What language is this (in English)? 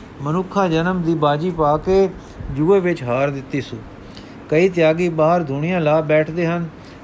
Punjabi